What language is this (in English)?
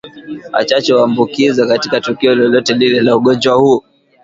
Swahili